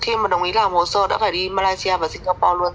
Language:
Vietnamese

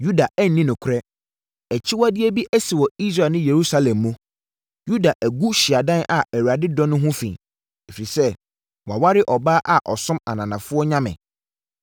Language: Akan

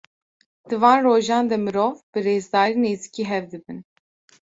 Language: Kurdish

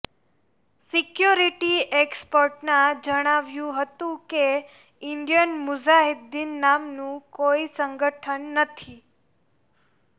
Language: Gujarati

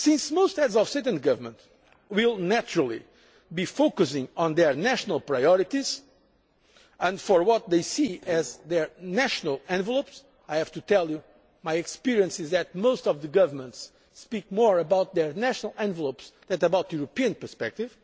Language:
English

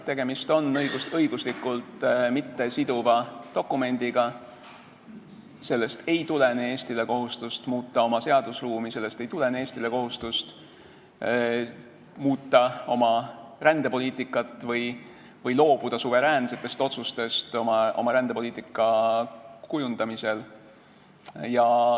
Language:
Estonian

